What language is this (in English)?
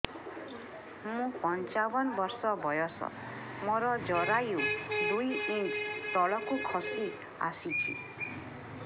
Odia